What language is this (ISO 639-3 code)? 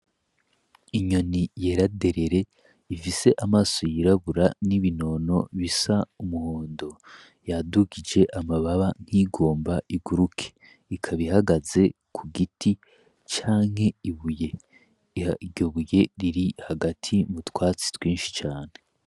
run